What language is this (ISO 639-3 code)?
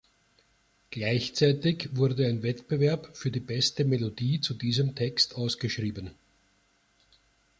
deu